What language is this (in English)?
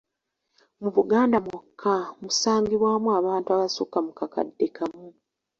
Ganda